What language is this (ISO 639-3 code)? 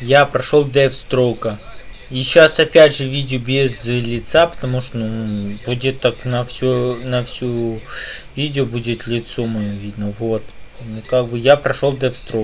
rus